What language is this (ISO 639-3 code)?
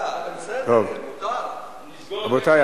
heb